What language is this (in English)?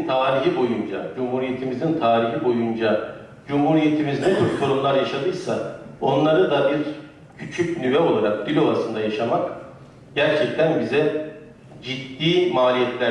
Turkish